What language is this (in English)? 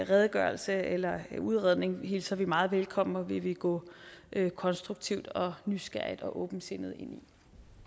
Danish